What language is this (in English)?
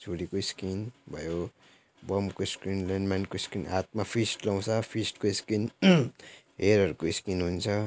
Nepali